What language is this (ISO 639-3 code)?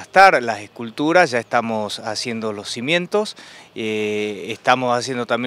spa